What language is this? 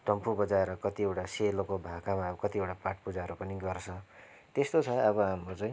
Nepali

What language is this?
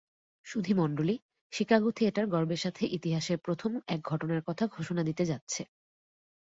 Bangla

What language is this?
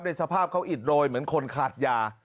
Thai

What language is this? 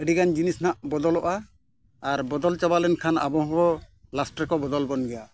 Santali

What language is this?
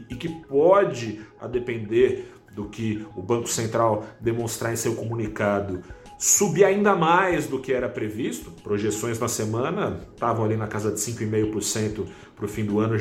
Portuguese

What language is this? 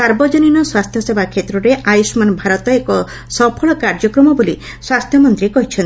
Odia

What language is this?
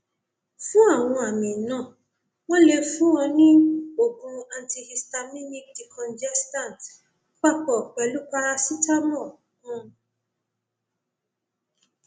Yoruba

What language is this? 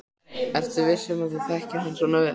Icelandic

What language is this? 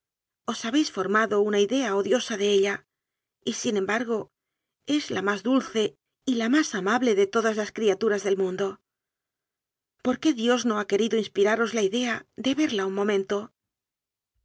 Spanish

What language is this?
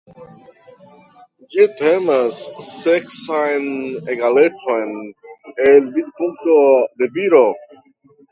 Esperanto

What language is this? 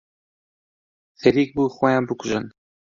Central Kurdish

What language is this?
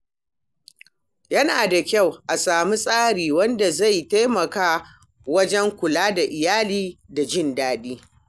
Hausa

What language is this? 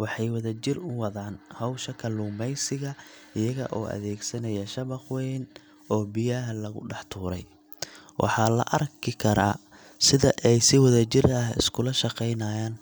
Somali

